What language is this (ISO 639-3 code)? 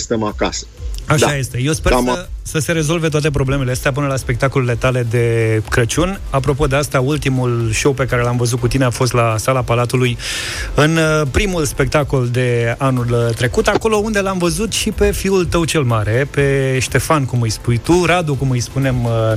ron